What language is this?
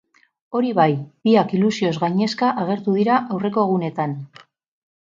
Basque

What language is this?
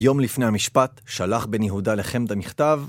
Hebrew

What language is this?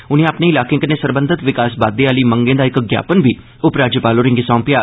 Dogri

